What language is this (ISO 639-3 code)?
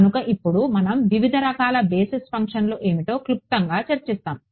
tel